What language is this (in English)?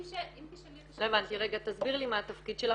Hebrew